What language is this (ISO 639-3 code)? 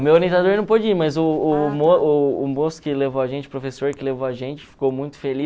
por